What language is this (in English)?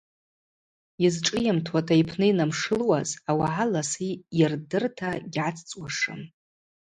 Abaza